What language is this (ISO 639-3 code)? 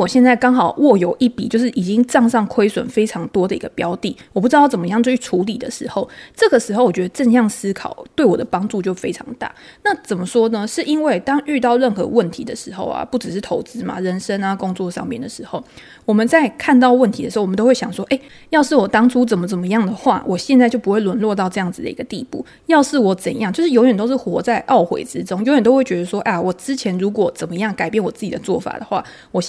zho